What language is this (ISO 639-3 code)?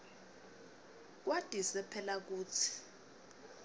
ssw